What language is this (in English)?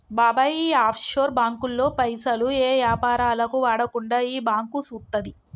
Telugu